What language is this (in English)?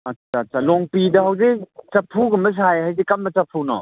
Manipuri